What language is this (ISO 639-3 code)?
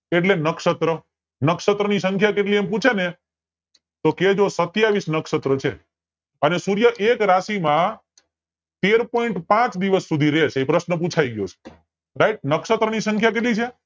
guj